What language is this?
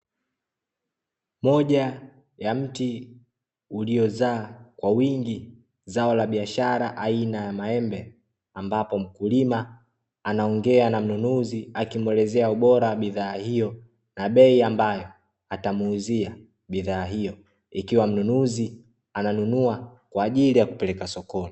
Swahili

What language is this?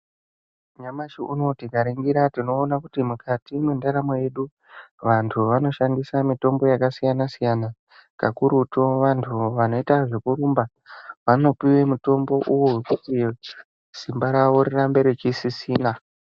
Ndau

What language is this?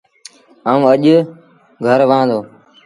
Sindhi Bhil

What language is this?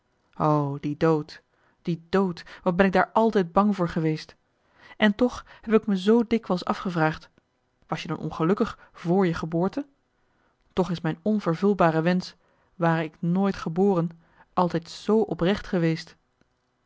Dutch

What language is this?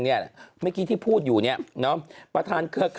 Thai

